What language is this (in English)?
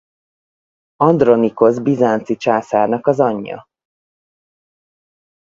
Hungarian